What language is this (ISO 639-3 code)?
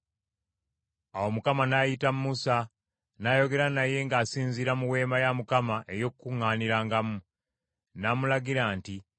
lug